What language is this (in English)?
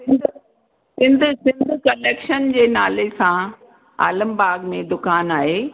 Sindhi